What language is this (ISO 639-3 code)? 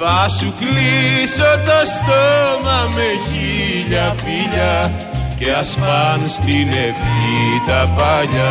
ell